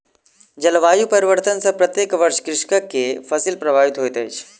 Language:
Maithili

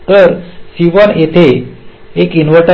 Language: Marathi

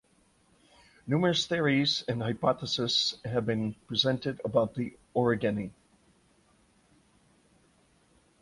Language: English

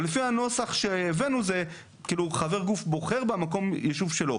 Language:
Hebrew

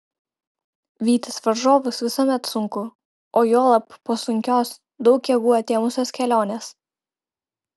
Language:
Lithuanian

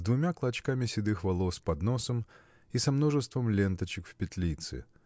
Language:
Russian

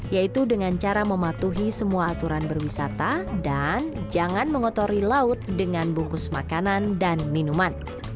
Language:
Indonesian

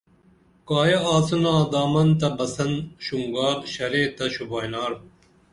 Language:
Dameli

